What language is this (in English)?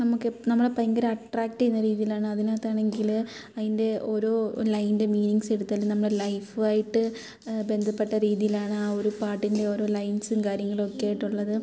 Malayalam